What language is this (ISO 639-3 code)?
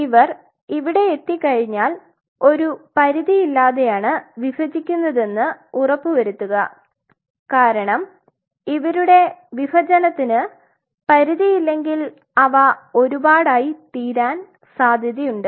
mal